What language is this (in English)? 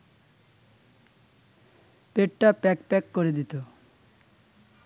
Bangla